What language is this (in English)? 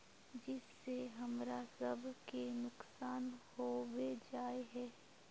Magahi